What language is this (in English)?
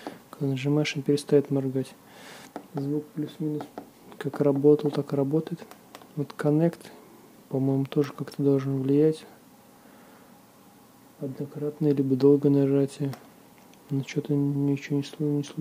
Russian